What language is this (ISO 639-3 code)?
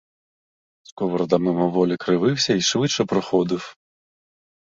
ukr